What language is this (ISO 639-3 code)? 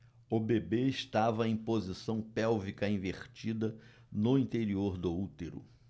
por